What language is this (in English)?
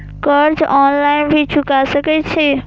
Maithili